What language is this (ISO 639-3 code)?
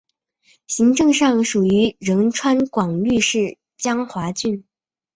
zho